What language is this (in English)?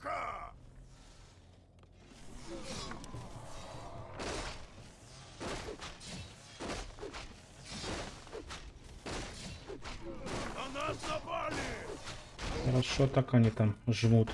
Russian